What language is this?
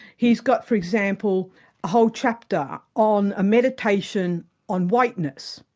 English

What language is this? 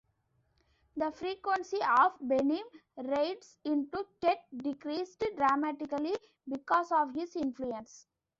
English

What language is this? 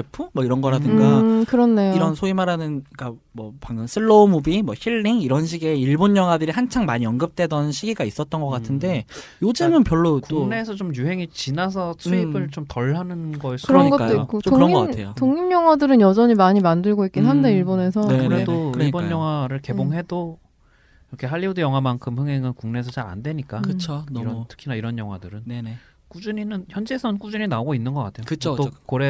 Korean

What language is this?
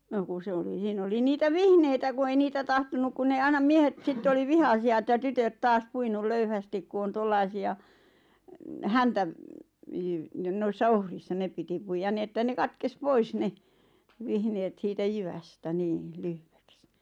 Finnish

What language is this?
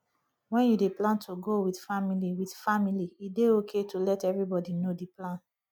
Nigerian Pidgin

